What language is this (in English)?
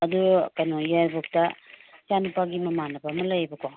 Manipuri